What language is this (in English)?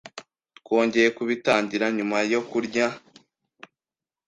Kinyarwanda